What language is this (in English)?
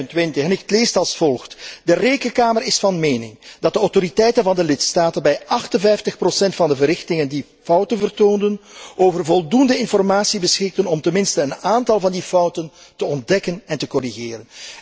Dutch